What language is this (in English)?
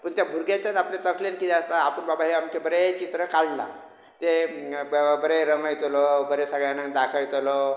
Konkani